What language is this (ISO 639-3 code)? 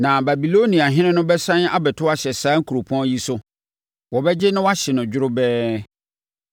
aka